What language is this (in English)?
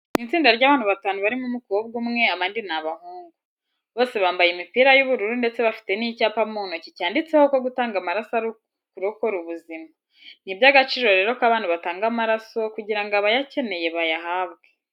Kinyarwanda